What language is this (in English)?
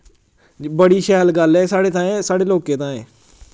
Dogri